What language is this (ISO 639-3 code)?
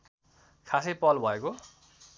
nep